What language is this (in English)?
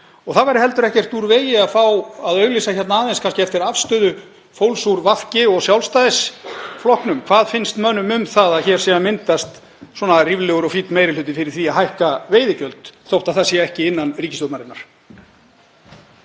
Icelandic